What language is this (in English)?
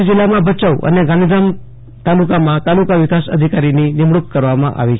Gujarati